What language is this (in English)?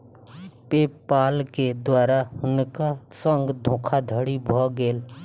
Maithili